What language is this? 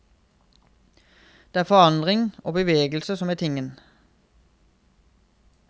Norwegian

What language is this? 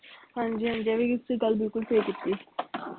Punjabi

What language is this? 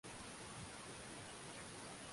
Swahili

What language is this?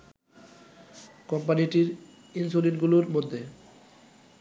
Bangla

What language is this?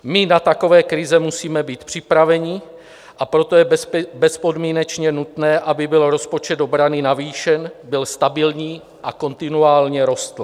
Czech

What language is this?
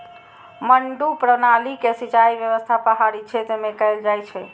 Maithili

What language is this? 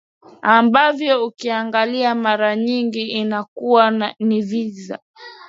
Swahili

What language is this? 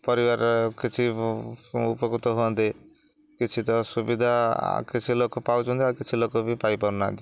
Odia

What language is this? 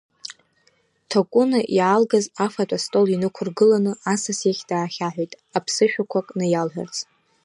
Abkhazian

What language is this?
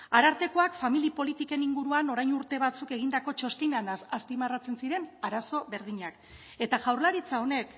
Basque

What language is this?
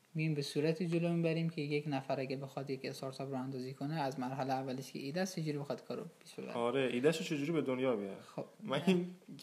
Persian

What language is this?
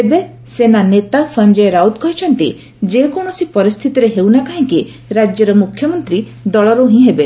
Odia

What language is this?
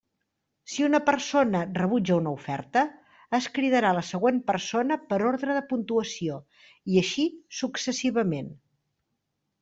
Catalan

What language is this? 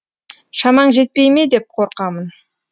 Kazakh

